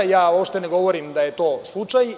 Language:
Serbian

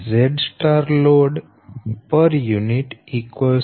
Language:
Gujarati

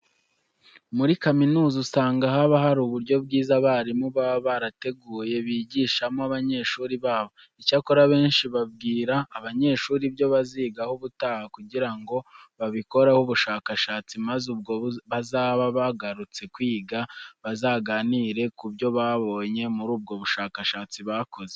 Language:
Kinyarwanda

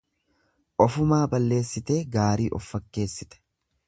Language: Oromo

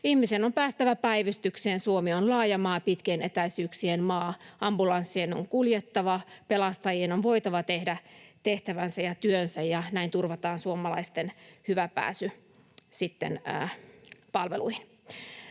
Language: Finnish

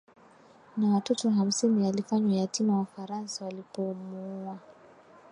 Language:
Swahili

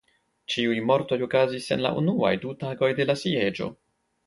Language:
Esperanto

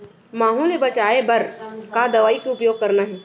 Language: Chhattisgarhi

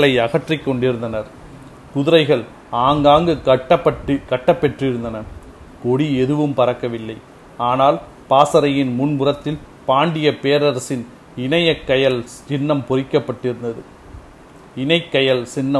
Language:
Tamil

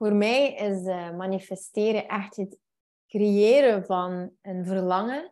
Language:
Dutch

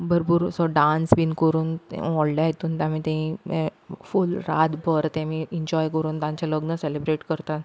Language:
Konkani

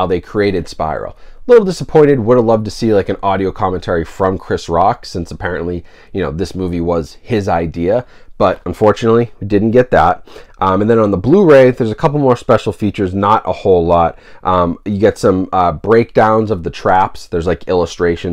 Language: English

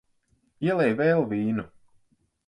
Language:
Latvian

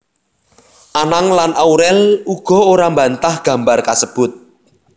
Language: Javanese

